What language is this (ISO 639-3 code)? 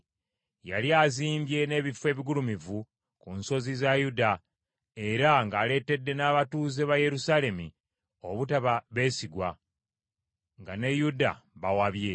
lug